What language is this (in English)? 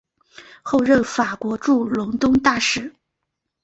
Chinese